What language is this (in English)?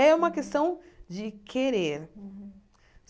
Portuguese